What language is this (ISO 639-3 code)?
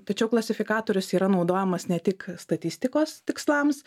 lit